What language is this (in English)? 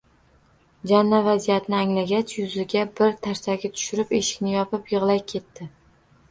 Uzbek